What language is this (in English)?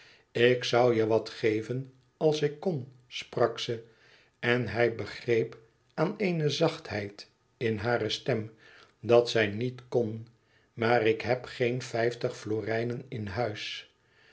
Dutch